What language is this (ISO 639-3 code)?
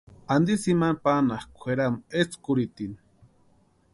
pua